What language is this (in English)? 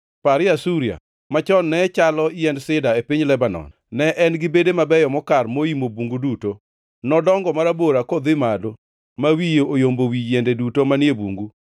Luo (Kenya and Tanzania)